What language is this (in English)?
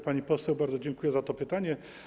Polish